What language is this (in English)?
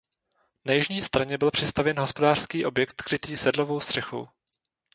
Czech